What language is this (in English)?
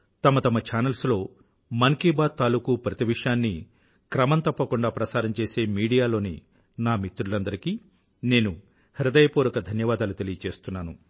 Telugu